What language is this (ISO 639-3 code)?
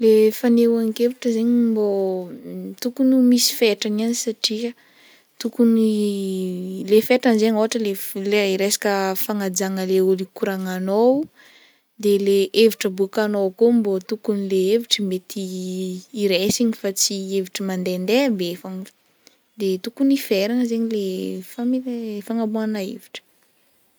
bmm